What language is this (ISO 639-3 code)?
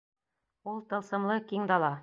bak